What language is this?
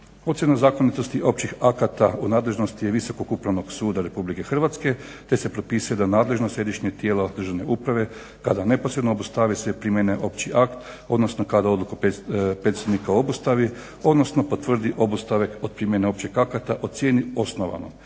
Croatian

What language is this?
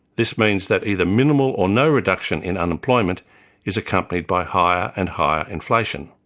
English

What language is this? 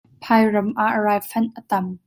Hakha Chin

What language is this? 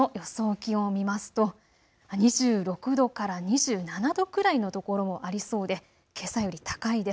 Japanese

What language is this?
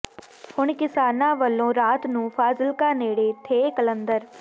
Punjabi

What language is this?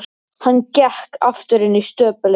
Icelandic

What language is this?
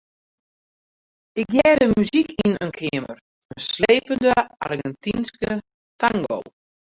Western Frisian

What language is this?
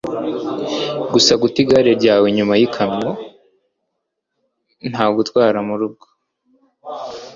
Kinyarwanda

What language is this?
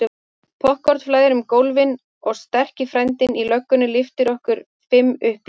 Icelandic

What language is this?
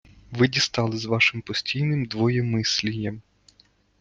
Ukrainian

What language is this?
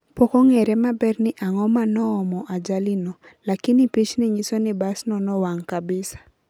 Luo (Kenya and Tanzania)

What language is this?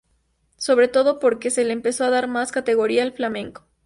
Spanish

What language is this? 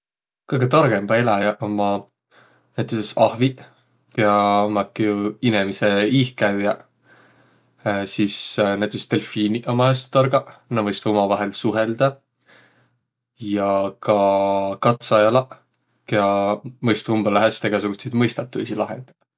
Võro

